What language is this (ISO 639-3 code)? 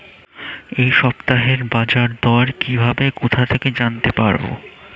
ben